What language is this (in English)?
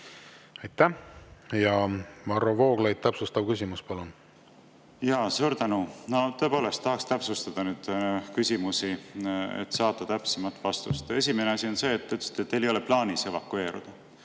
Estonian